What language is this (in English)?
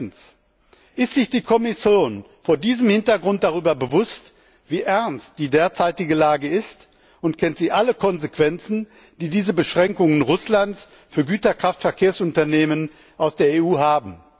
German